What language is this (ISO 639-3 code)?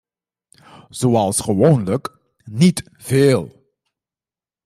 nld